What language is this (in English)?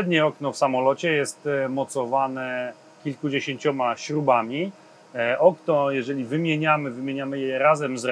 Polish